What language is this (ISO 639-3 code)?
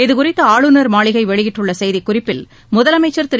tam